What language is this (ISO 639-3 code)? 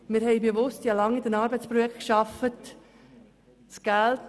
gsw